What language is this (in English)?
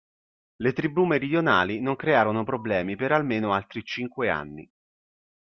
Italian